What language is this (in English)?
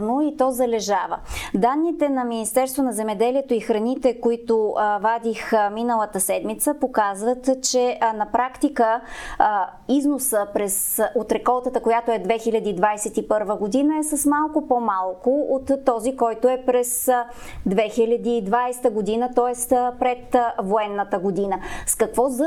Bulgarian